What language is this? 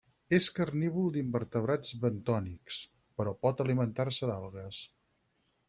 Catalan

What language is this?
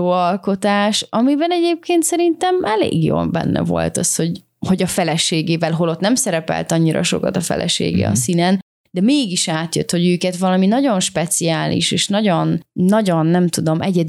Hungarian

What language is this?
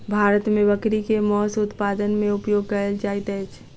Maithili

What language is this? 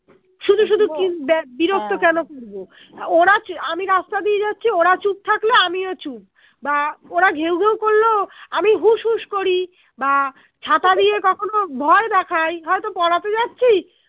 Bangla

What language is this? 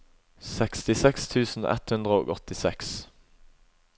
Norwegian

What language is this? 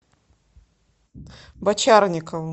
Russian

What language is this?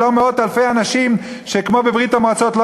Hebrew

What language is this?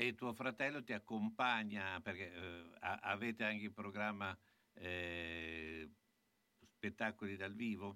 Italian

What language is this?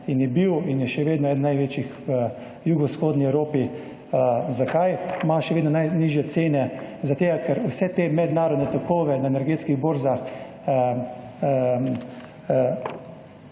Slovenian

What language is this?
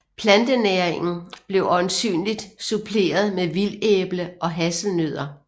Danish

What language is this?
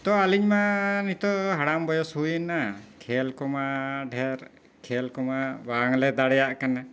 Santali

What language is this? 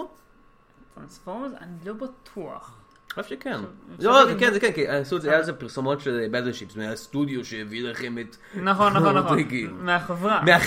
Hebrew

